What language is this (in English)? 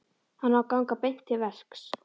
Icelandic